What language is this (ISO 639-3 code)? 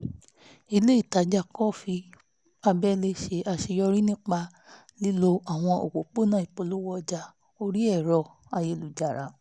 yor